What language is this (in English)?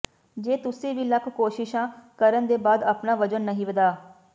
Punjabi